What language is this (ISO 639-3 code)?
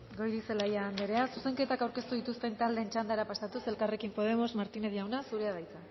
eus